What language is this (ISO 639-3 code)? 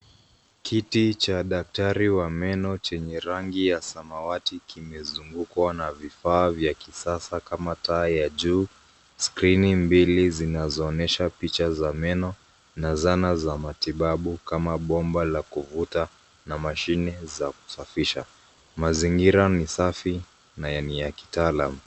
swa